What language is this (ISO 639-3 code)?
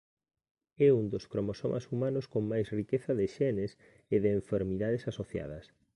glg